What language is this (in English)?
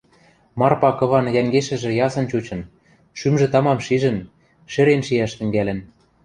Western Mari